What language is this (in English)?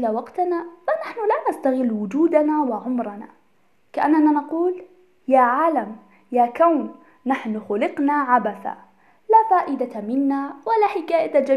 Arabic